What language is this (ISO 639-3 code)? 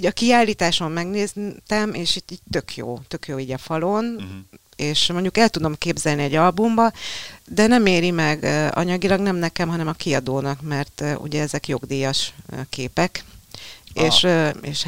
hun